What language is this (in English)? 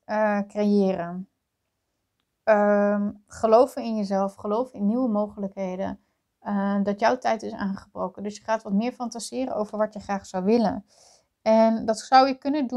Dutch